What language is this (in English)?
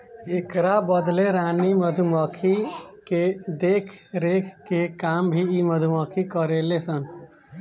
Bhojpuri